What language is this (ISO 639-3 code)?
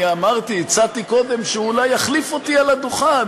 heb